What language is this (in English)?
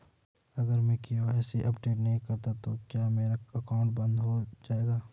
Hindi